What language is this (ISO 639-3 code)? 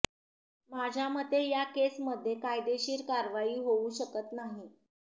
mar